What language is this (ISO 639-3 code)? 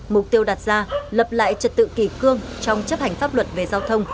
vie